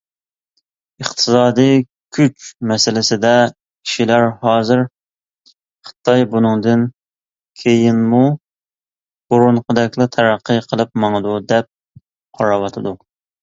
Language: Uyghur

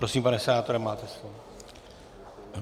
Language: Czech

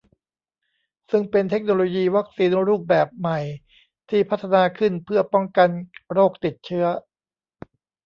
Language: Thai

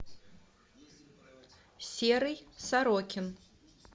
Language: Russian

